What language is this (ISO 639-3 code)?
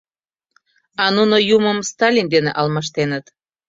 chm